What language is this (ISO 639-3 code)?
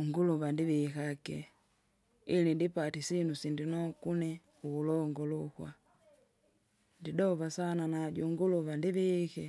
zga